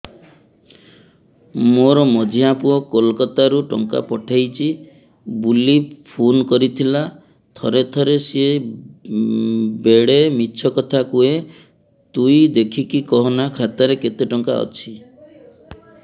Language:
Odia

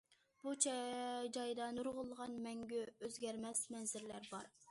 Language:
Uyghur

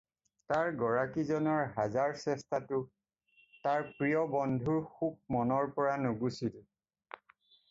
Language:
Assamese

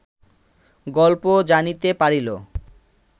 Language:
Bangla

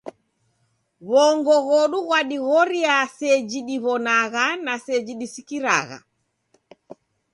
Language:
Taita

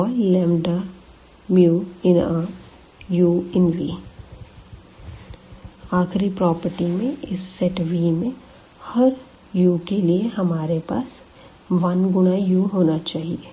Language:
Hindi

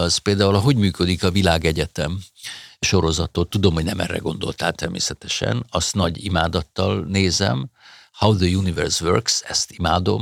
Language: Hungarian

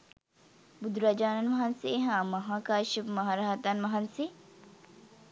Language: Sinhala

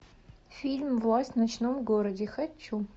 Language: Russian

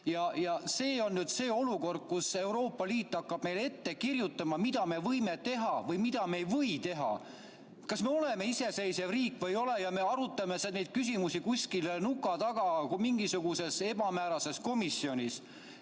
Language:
Estonian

